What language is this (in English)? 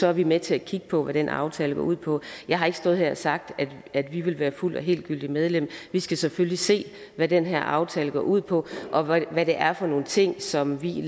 Danish